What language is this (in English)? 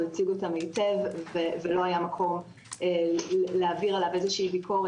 Hebrew